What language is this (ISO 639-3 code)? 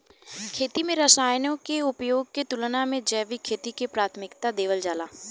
bho